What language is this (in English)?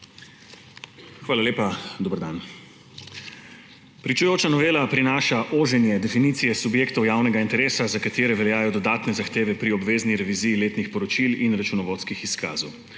Slovenian